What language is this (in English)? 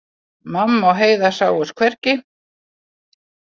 Icelandic